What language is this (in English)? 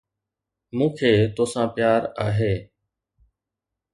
Sindhi